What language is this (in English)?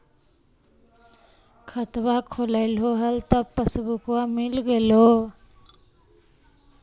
Magahi